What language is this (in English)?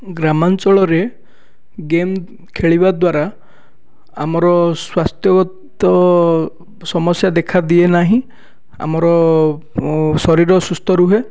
Odia